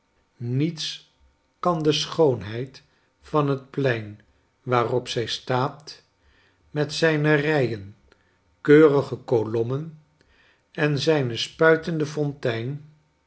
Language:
Dutch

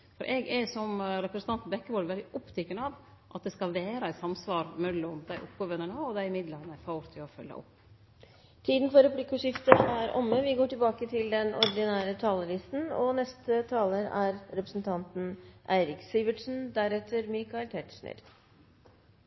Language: Norwegian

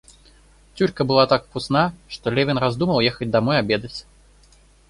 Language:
Russian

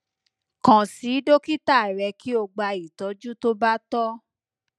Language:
Yoruba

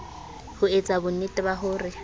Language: Southern Sotho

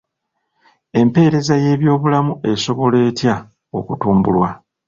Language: Ganda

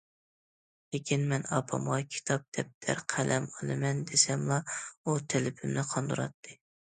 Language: Uyghur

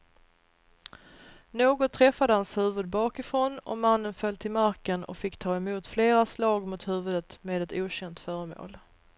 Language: Swedish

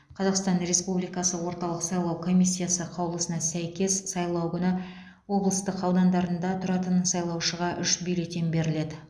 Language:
Kazakh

